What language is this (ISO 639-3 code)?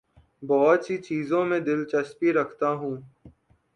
urd